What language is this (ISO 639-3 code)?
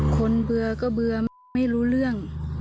tha